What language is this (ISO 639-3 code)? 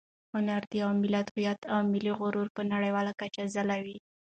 pus